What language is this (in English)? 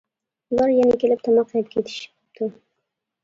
Uyghur